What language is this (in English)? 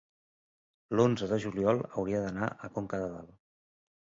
Catalan